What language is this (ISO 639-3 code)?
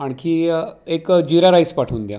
mar